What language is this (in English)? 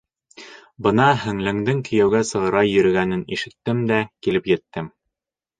Bashkir